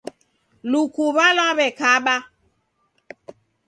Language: Taita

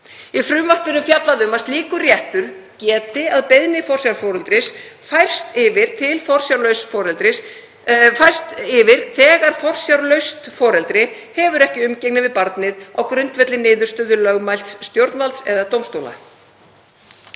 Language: Icelandic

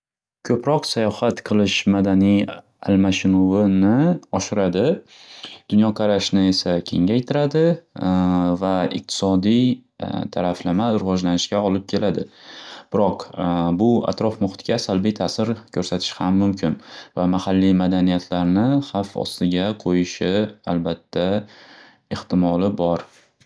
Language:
Uzbek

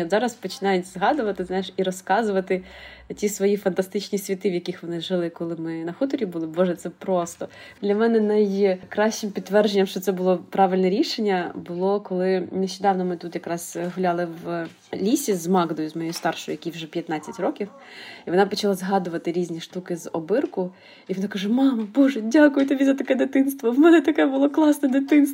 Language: Ukrainian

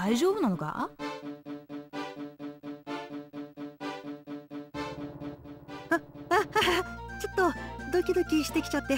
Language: Japanese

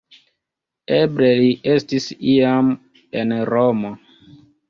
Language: Esperanto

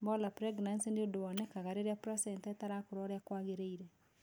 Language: Kikuyu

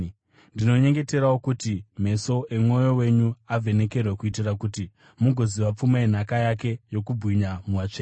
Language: Shona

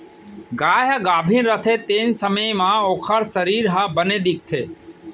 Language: Chhattisgarhi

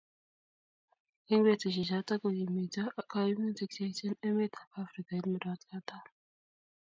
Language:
Kalenjin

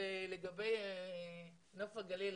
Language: Hebrew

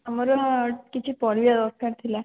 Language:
Odia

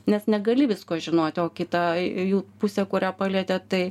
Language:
Lithuanian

